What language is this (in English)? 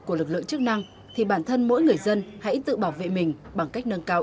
Vietnamese